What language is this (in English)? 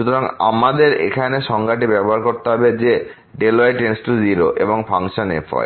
Bangla